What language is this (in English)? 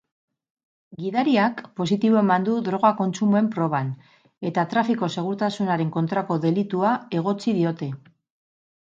Basque